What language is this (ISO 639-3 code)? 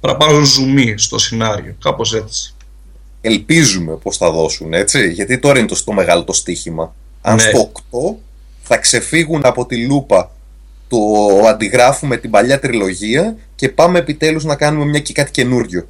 ell